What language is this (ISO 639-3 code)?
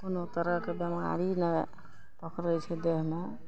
mai